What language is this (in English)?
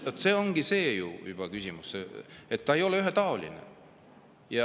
Estonian